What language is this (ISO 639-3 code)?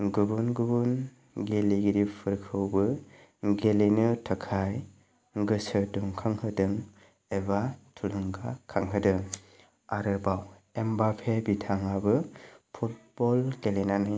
brx